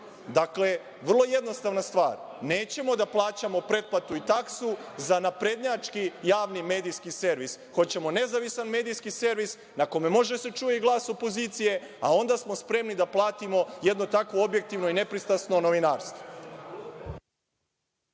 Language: Serbian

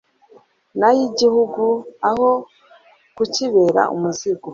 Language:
Kinyarwanda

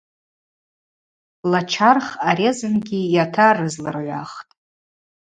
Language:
Abaza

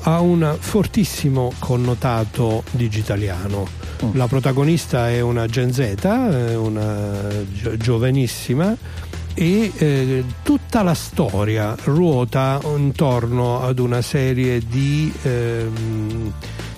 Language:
Italian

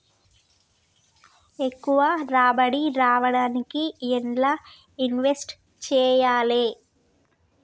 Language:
Telugu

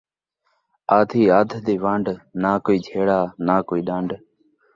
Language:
Saraiki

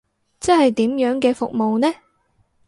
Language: Cantonese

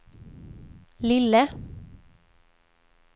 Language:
Swedish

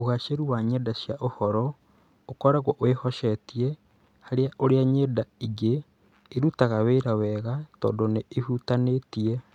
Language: Kikuyu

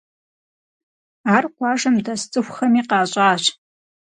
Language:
Kabardian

